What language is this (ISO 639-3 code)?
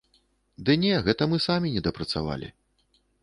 bel